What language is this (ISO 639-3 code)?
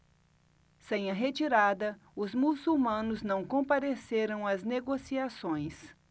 por